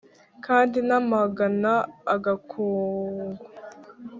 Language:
Kinyarwanda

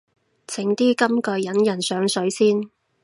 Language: Cantonese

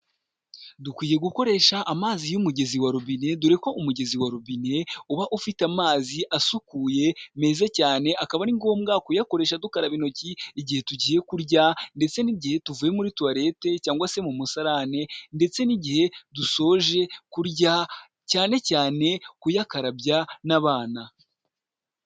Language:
Kinyarwanda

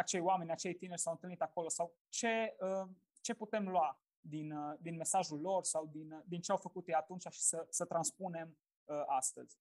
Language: Romanian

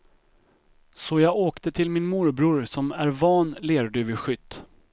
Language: Swedish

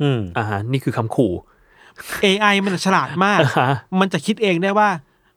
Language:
Thai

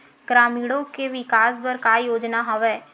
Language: Chhattisgarhi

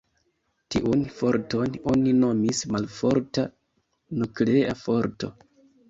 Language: Esperanto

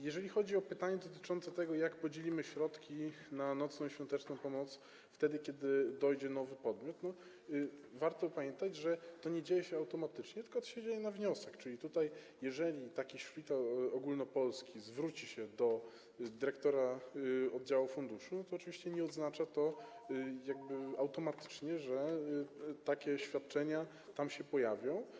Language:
Polish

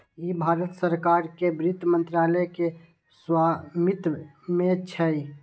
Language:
Maithili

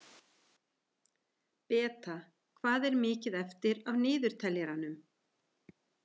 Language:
Icelandic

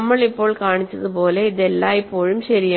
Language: Malayalam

